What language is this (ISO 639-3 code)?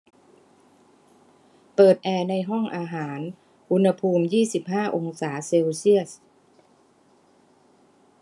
tha